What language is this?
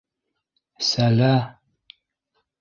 Bashkir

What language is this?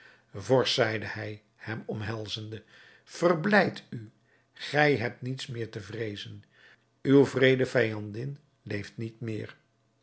Dutch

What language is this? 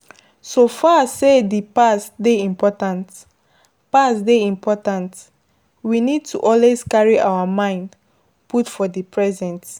Nigerian Pidgin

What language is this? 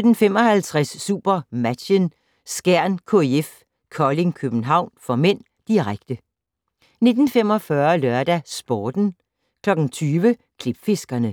Danish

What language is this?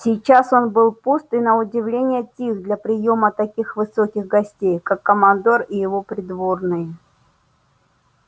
Russian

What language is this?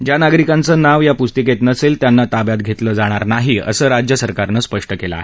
Marathi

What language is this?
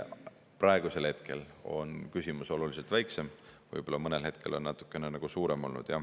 Estonian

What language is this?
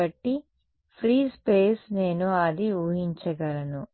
Telugu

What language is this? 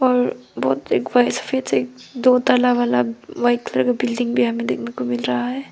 Hindi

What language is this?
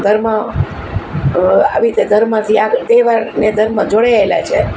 Gujarati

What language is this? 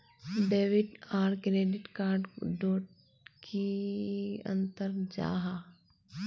Magahi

